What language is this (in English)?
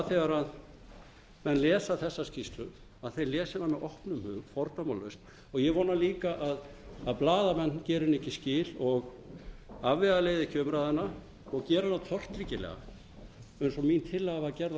Icelandic